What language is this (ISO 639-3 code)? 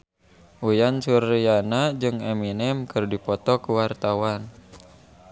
sun